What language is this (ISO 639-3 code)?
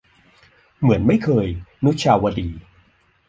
tha